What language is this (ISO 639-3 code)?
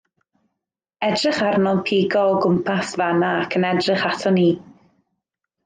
cym